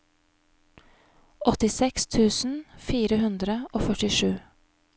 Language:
Norwegian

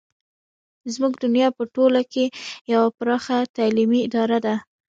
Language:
Pashto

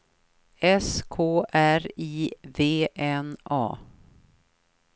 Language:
Swedish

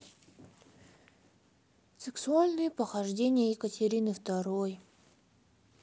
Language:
Russian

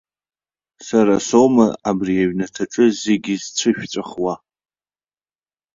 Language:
Abkhazian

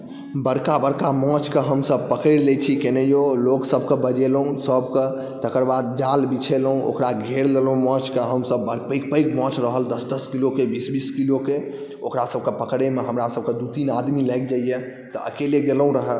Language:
Maithili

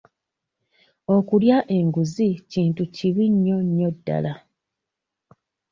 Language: Ganda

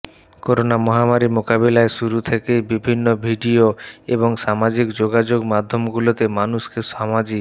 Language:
Bangla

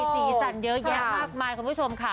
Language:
Thai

